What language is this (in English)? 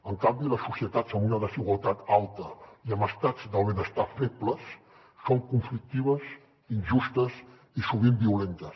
Catalan